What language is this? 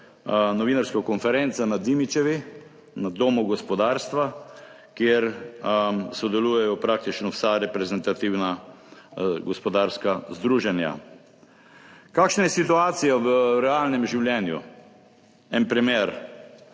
Slovenian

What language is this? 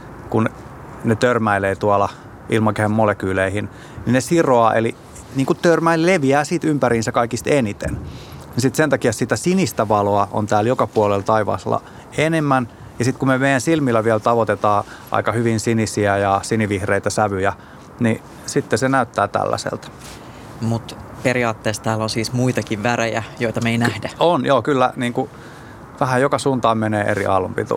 Finnish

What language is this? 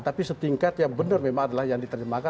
Indonesian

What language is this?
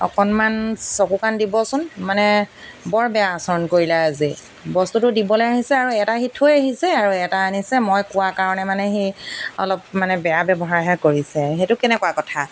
Assamese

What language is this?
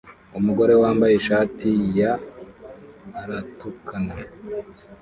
Kinyarwanda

